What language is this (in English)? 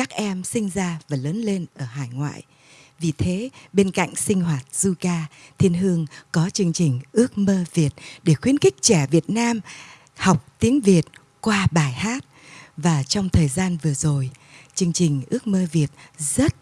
Vietnamese